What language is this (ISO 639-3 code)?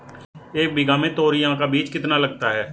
hin